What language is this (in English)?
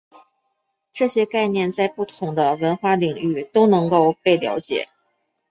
Chinese